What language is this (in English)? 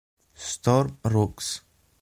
Italian